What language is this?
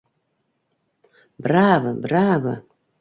Bashkir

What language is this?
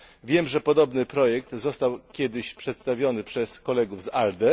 Polish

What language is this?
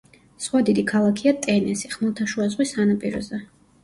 Georgian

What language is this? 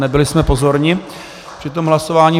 Czech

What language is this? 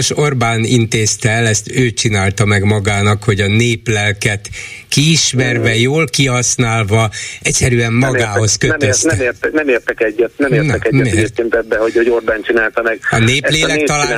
Hungarian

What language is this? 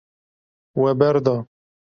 Kurdish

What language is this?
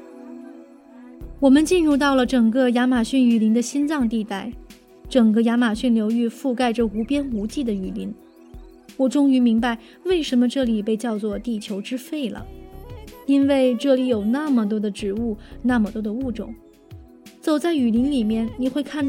Chinese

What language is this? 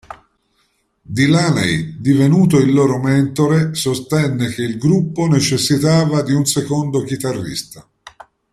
Italian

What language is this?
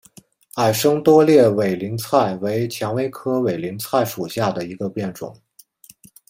Chinese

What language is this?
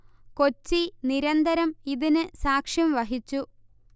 Malayalam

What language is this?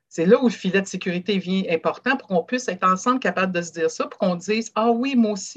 French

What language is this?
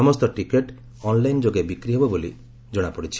Odia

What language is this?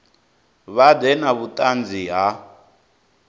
Venda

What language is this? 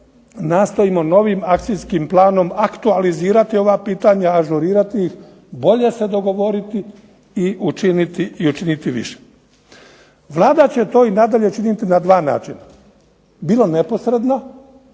Croatian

